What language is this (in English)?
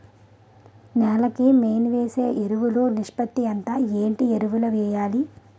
Telugu